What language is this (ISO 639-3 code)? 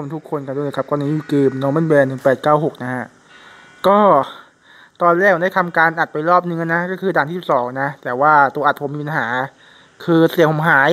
tha